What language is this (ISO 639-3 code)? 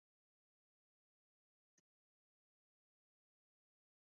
swa